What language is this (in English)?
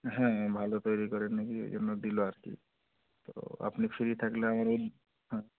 Bangla